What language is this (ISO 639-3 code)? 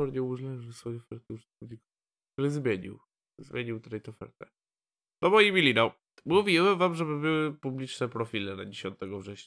pol